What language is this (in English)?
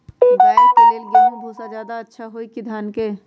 Magahi